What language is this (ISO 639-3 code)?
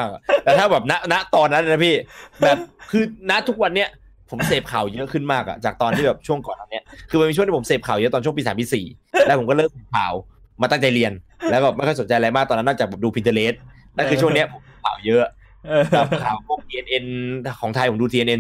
tha